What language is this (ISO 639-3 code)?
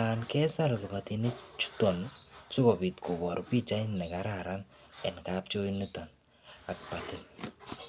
kln